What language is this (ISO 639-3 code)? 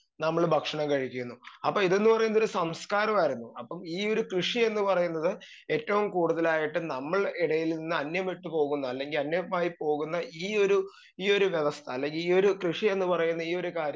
mal